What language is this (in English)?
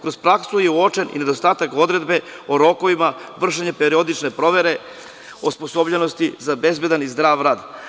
Serbian